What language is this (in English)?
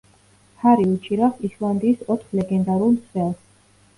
Georgian